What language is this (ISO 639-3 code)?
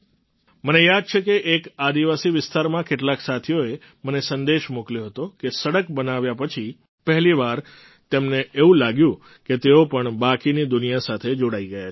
guj